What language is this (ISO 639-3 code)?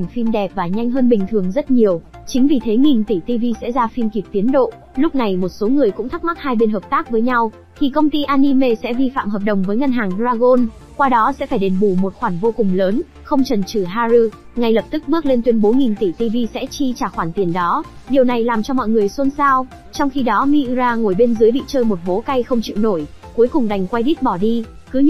vie